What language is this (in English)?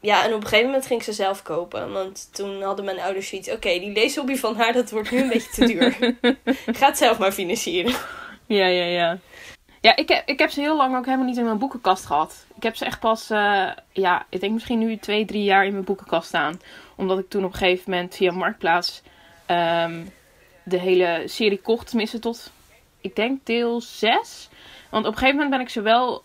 Dutch